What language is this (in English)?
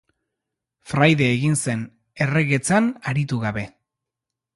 Basque